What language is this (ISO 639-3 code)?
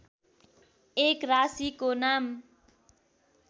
nep